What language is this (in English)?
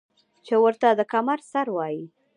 Pashto